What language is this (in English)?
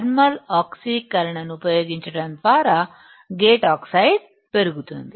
Telugu